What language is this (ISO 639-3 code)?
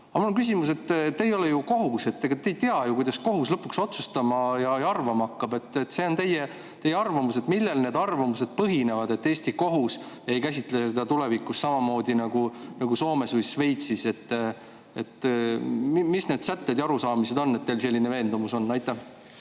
est